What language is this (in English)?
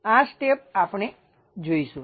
Gujarati